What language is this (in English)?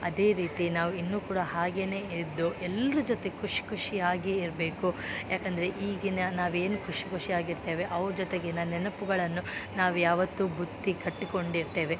Kannada